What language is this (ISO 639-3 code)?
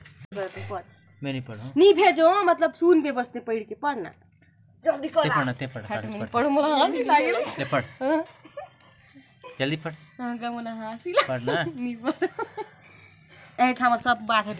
hne